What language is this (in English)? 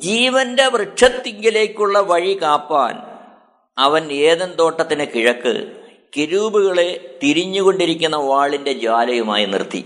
Malayalam